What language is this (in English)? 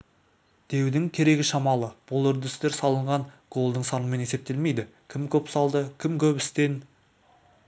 Kazakh